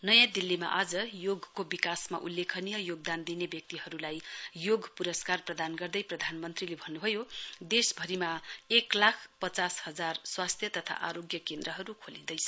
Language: Nepali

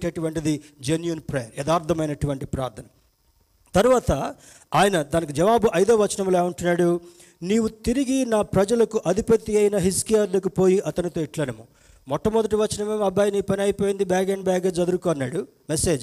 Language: Telugu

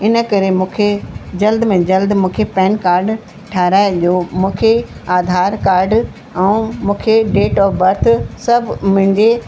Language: Sindhi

